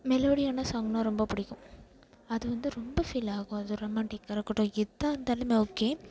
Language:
Tamil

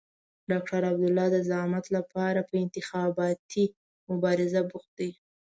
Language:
Pashto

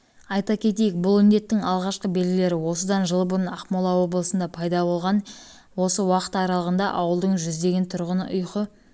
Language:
Kazakh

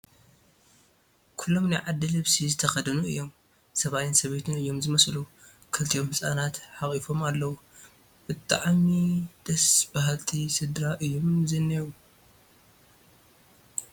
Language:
Tigrinya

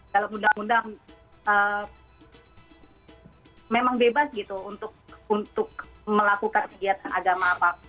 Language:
Indonesian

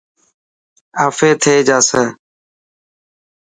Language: Dhatki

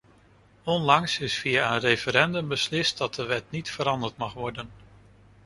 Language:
Dutch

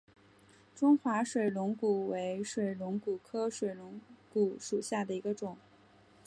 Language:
Chinese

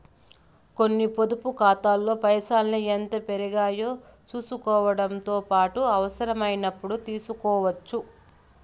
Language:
Telugu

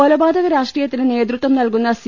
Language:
Malayalam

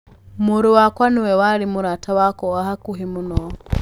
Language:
Kikuyu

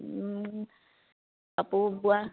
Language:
Assamese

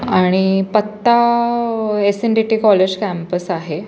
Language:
Marathi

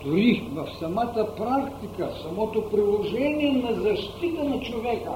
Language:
Bulgarian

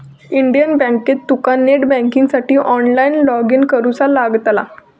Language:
Marathi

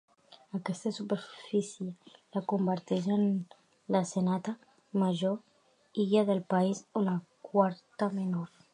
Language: Catalan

